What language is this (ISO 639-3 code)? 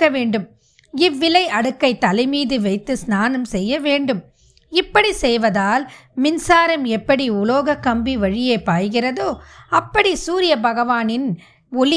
tam